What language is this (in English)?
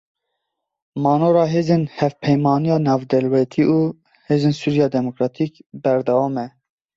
Kurdish